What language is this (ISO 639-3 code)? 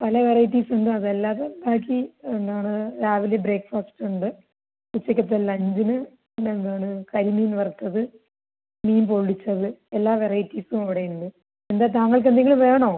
mal